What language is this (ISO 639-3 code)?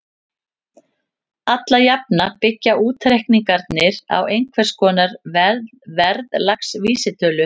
isl